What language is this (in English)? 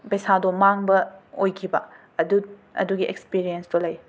Manipuri